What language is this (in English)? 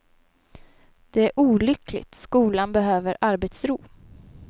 Swedish